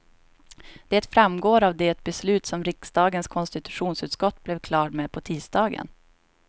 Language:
Swedish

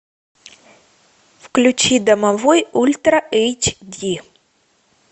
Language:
Russian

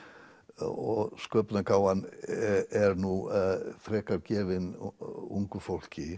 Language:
Icelandic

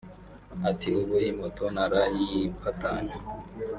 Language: Kinyarwanda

